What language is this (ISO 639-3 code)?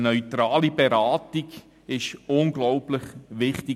gsw